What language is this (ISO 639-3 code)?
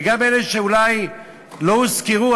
heb